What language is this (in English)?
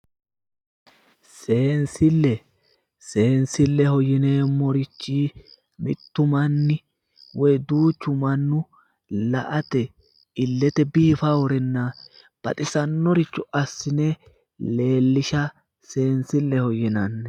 Sidamo